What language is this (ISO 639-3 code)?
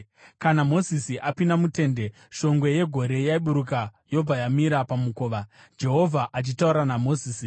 sna